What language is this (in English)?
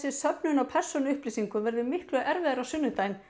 Icelandic